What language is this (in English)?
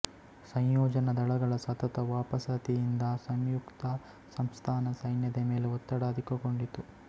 Kannada